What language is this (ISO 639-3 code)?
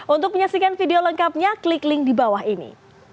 ind